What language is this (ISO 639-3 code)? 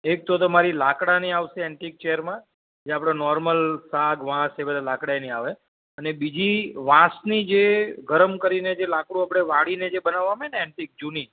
guj